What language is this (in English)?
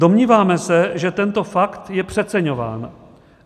Czech